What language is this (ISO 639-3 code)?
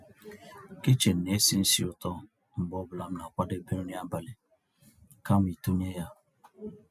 ibo